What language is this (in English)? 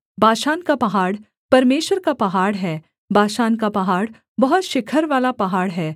Hindi